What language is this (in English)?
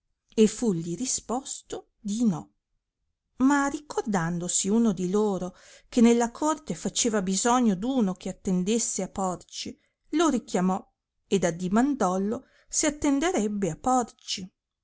Italian